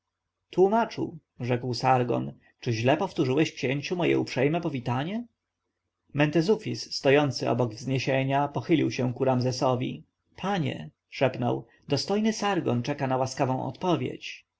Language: Polish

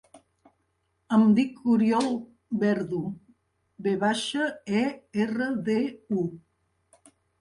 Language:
Catalan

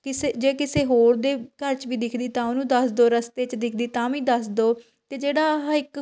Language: Punjabi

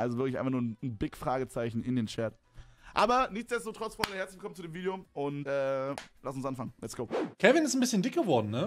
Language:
German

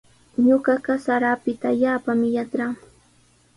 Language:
Sihuas Ancash Quechua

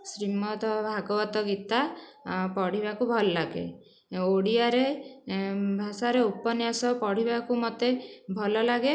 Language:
Odia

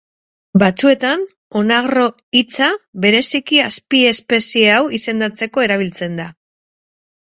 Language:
Basque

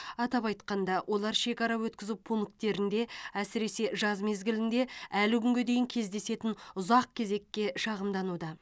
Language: Kazakh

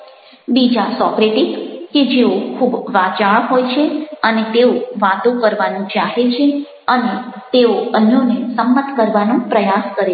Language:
Gujarati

